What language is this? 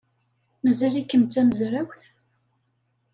Kabyle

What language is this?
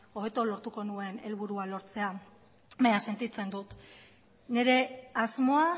Basque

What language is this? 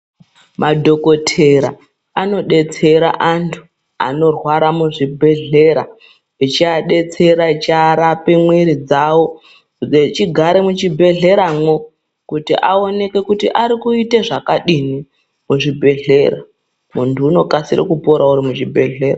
Ndau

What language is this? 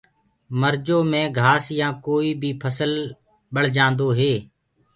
Gurgula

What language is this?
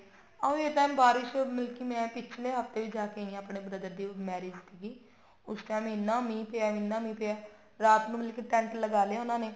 Punjabi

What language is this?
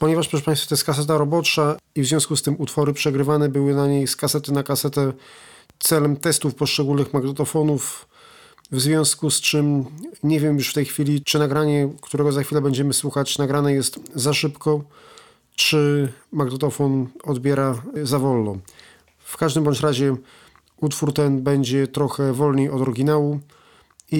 Polish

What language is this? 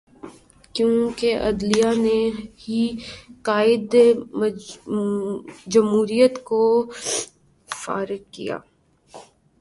Urdu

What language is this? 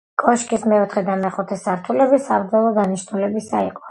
Georgian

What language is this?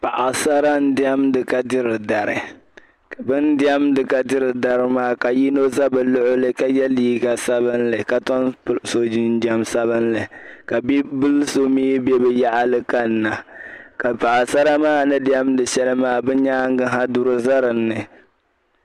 Dagbani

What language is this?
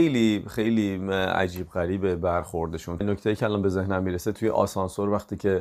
Persian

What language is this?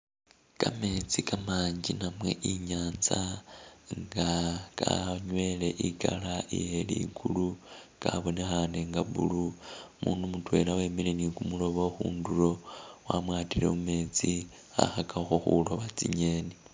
Masaaba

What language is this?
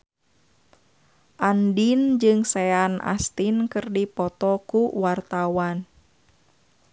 Sundanese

